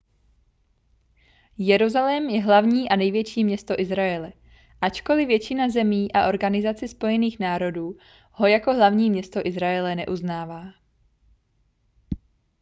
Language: Czech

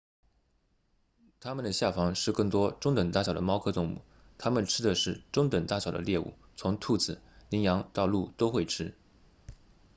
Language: Chinese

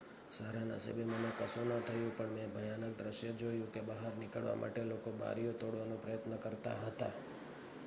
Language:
Gujarati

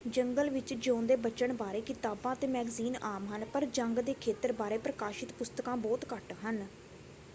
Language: Punjabi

